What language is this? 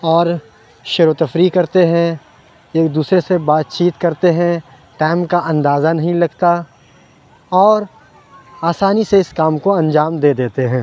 Urdu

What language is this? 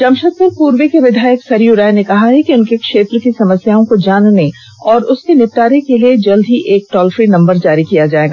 Hindi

